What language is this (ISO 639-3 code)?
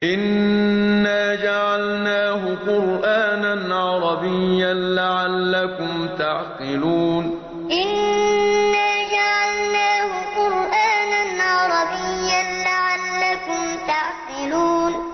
ara